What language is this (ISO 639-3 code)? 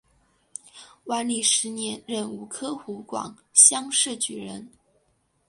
zho